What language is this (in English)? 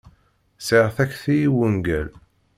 Kabyle